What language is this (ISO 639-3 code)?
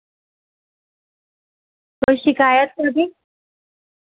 urd